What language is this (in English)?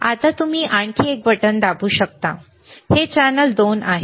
Marathi